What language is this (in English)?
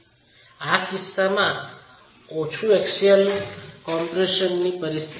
Gujarati